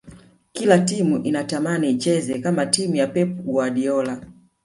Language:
Swahili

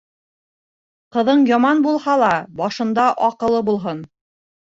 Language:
Bashkir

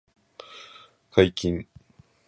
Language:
Japanese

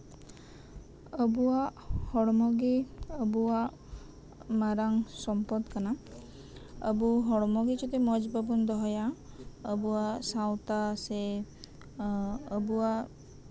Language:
Santali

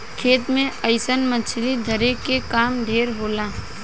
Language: Bhojpuri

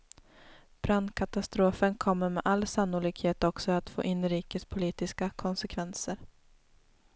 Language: Swedish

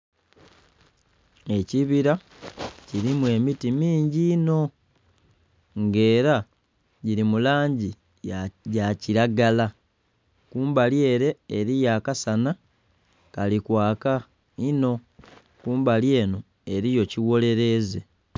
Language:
Soga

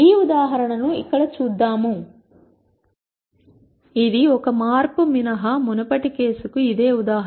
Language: Telugu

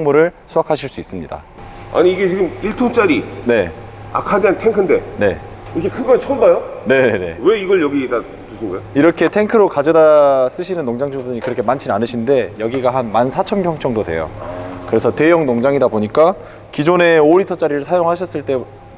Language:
Korean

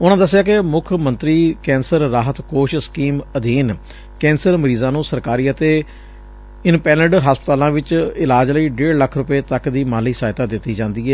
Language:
Punjabi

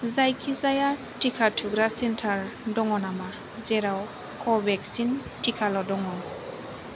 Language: Bodo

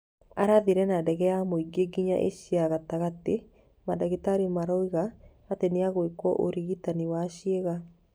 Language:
Kikuyu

